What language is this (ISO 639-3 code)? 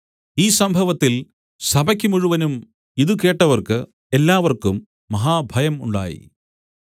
mal